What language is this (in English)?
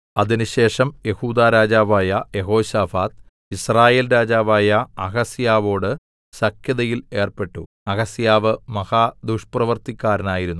Malayalam